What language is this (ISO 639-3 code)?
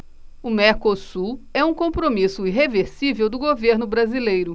por